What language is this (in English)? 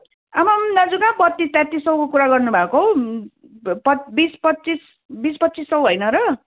Nepali